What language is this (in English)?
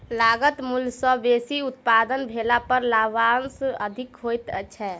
Maithili